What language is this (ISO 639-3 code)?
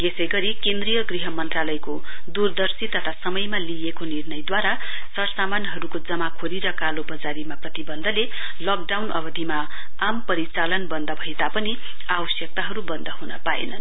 nep